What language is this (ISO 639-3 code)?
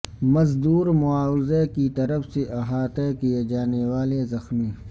urd